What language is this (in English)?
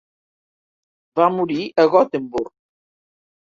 Catalan